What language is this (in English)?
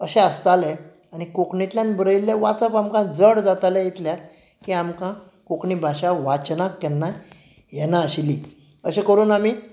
Konkani